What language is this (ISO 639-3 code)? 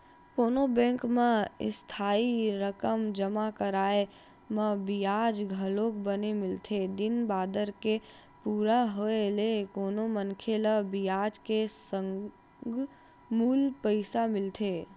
hne